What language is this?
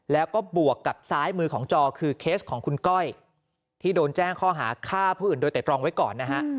Thai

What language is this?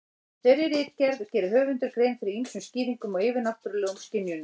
Icelandic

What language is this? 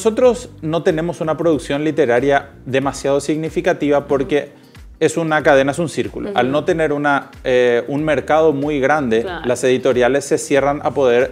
Spanish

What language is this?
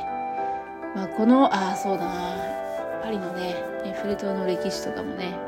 Japanese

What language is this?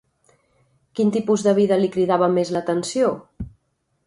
Catalan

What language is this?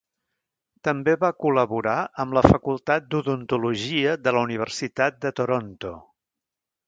Catalan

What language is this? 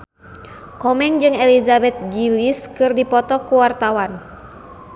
Sundanese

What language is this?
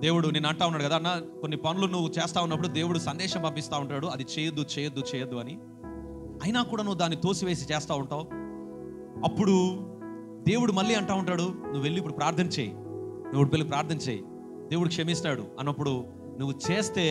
Hindi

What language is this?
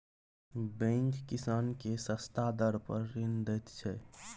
Maithili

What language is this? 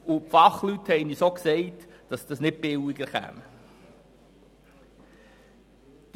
Swiss German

